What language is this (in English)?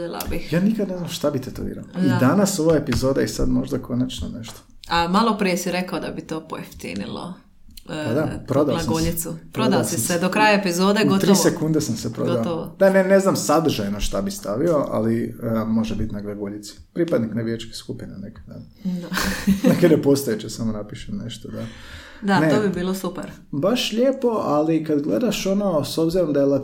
Croatian